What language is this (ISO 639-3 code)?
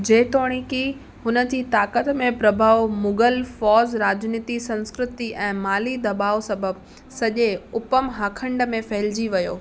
snd